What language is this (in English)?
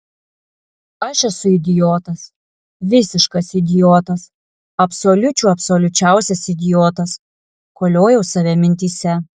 Lithuanian